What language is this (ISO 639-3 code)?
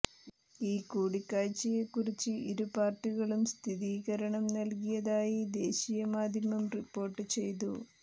mal